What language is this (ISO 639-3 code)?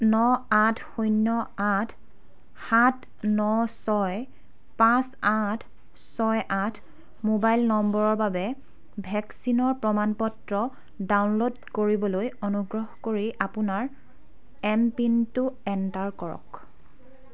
asm